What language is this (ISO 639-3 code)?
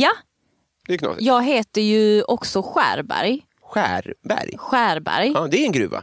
swe